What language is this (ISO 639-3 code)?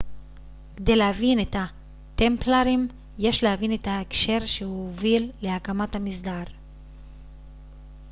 heb